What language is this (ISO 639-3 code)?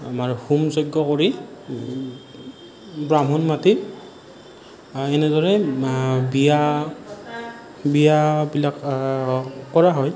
asm